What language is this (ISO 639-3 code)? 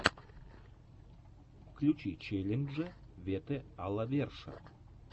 rus